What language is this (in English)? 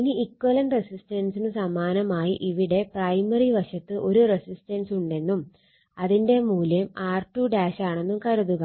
Malayalam